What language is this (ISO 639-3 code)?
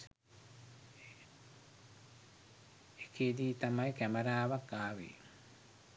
sin